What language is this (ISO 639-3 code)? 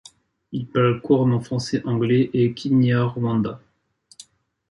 fra